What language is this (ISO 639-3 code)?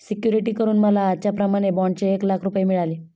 mar